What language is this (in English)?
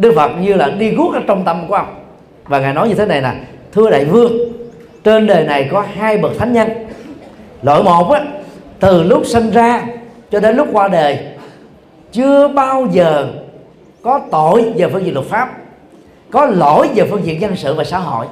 Vietnamese